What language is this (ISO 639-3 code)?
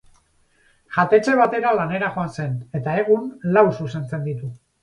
eus